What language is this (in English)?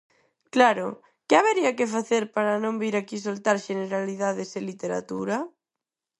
Galician